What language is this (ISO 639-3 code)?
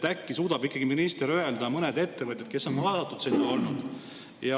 est